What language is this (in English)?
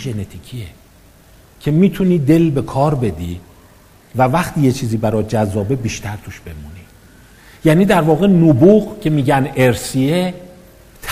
Persian